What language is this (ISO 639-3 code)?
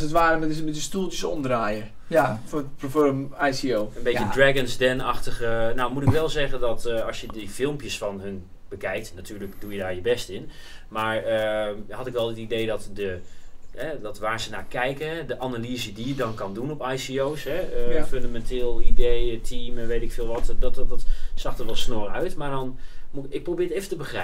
nld